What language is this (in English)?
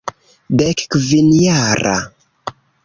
Esperanto